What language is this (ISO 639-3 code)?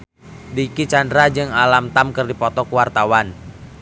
sun